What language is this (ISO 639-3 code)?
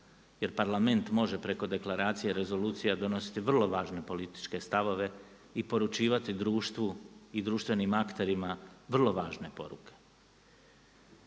hrv